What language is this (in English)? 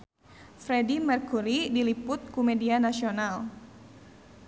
Sundanese